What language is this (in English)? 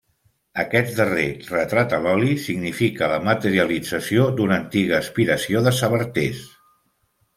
Catalan